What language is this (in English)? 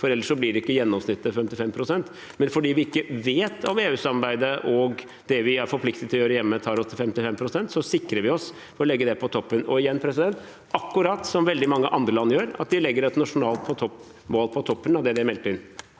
Norwegian